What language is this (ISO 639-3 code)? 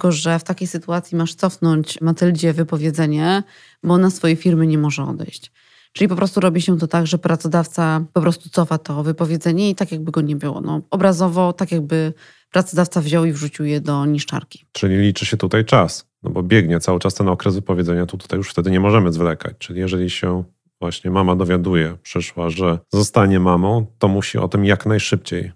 pol